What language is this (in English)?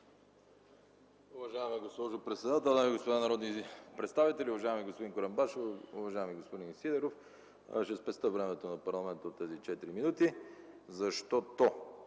Bulgarian